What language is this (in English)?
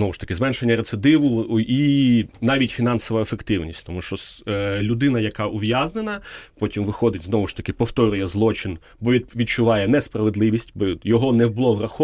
Ukrainian